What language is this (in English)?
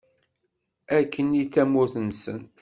Kabyle